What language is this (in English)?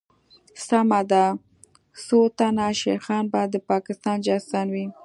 Pashto